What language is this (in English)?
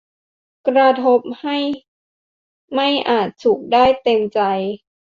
Thai